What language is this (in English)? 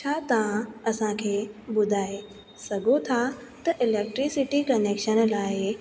Sindhi